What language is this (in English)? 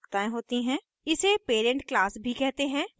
Hindi